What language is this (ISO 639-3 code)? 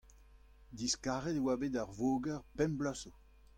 bre